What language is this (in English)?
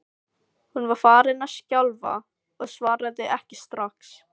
Icelandic